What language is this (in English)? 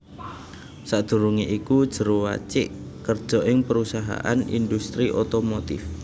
Javanese